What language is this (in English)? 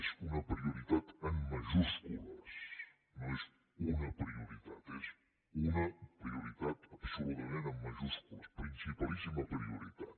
Catalan